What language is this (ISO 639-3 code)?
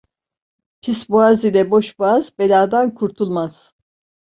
tur